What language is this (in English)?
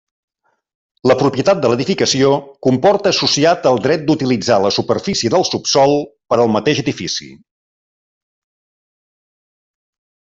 Catalan